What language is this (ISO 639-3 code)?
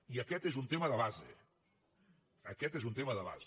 cat